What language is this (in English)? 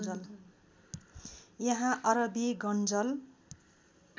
Nepali